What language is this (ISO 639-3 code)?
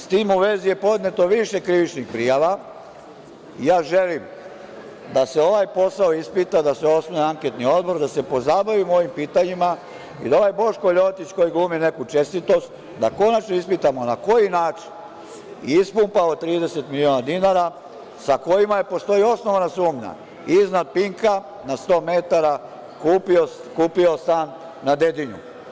srp